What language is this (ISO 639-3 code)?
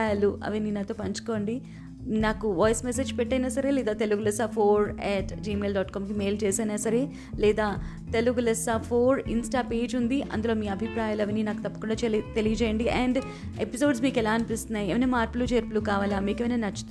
tel